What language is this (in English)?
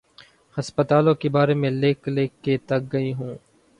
Urdu